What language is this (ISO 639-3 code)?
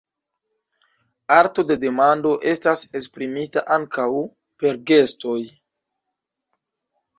epo